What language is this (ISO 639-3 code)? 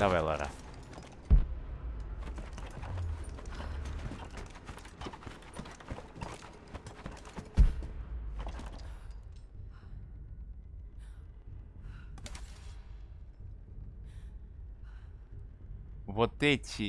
rus